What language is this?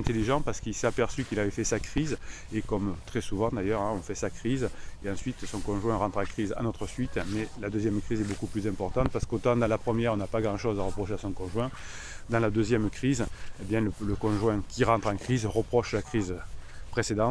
French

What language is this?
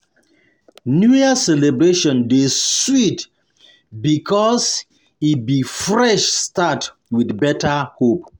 Nigerian Pidgin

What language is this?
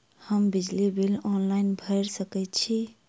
Maithili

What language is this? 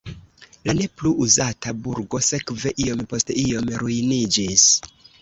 Esperanto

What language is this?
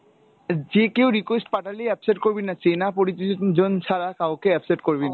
Bangla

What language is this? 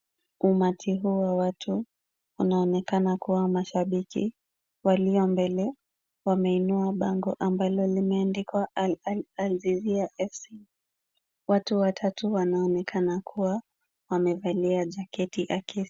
Swahili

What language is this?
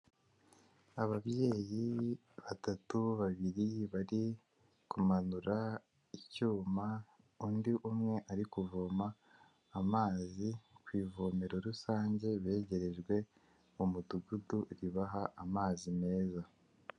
Kinyarwanda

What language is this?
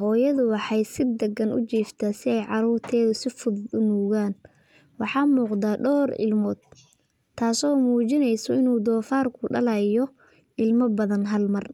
Somali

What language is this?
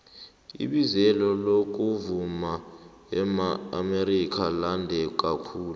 South Ndebele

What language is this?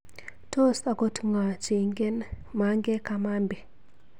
Kalenjin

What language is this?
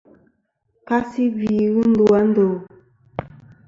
Kom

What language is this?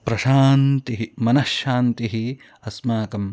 Sanskrit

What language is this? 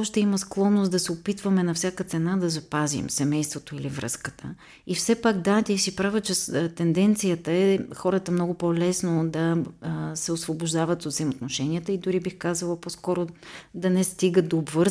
Bulgarian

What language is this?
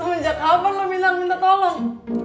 Indonesian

